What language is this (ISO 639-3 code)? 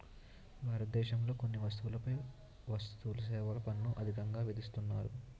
tel